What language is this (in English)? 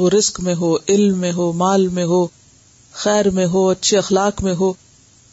Urdu